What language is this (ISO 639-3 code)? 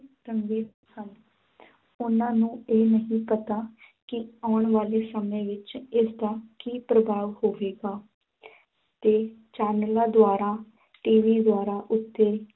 pan